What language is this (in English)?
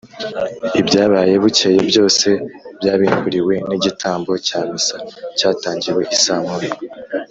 Kinyarwanda